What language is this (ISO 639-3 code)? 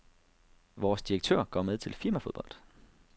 dan